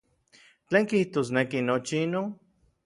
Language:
Orizaba Nahuatl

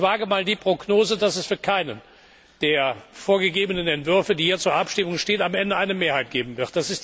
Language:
German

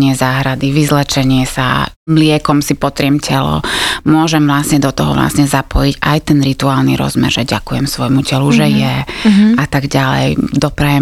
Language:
Slovak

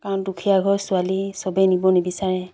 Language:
Assamese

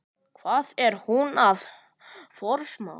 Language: Icelandic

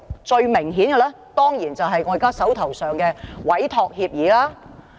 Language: Cantonese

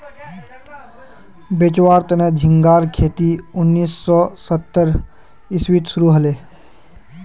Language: Magahi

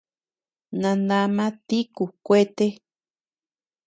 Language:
Tepeuxila Cuicatec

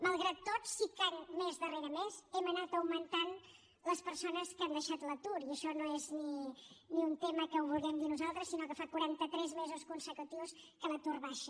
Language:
Catalan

